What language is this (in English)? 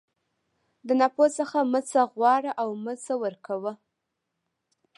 Pashto